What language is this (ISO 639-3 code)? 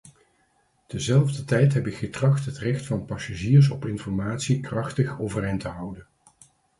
nld